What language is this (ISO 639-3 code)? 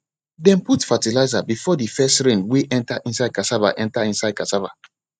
pcm